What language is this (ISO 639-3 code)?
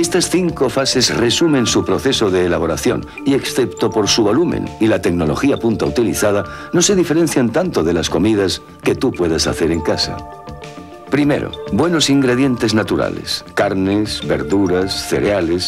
spa